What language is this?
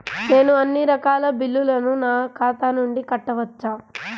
Telugu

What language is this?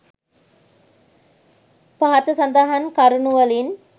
Sinhala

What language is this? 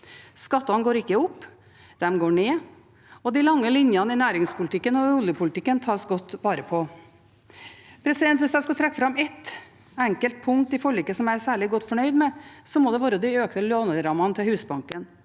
Norwegian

